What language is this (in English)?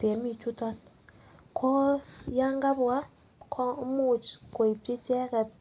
Kalenjin